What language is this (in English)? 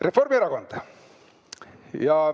Estonian